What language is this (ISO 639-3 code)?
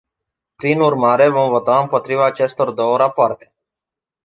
ron